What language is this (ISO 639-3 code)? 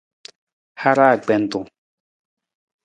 nmz